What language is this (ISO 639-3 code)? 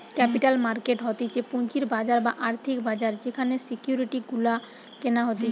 ben